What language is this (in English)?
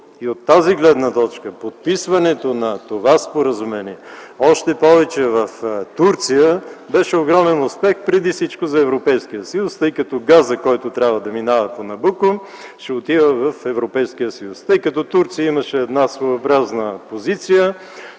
Bulgarian